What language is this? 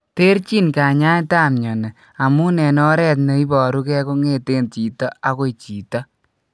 Kalenjin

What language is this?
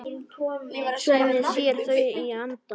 Icelandic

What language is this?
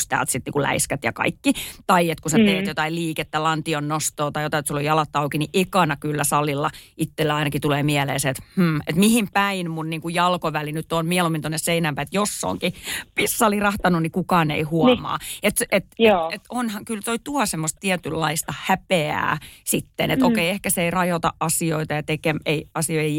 Finnish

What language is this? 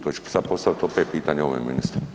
Croatian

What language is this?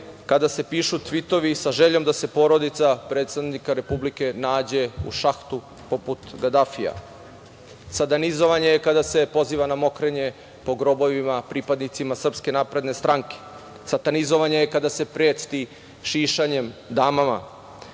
Serbian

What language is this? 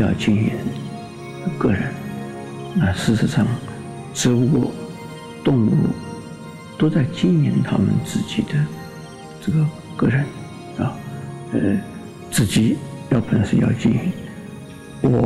Chinese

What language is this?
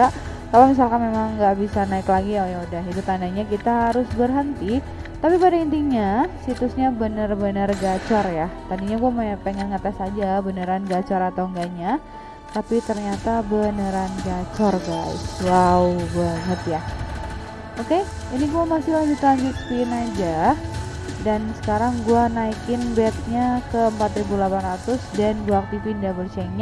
Indonesian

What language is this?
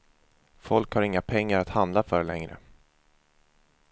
Swedish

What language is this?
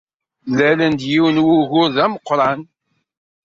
Kabyle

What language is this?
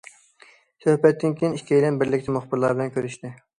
Uyghur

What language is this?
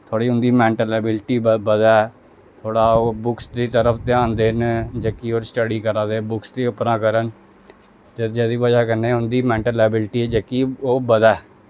Dogri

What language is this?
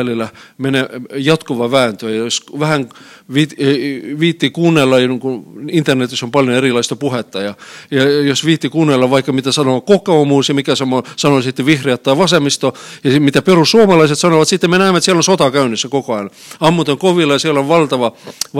Finnish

